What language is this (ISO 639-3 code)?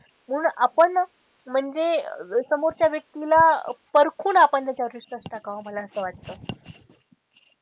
mar